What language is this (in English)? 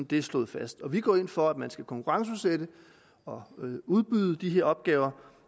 Danish